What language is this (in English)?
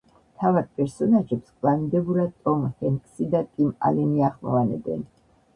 Georgian